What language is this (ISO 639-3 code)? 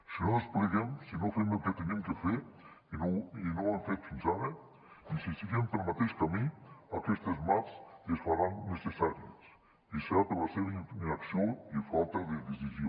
cat